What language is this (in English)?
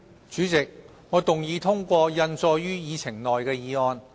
Cantonese